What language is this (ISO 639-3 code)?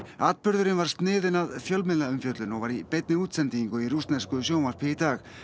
isl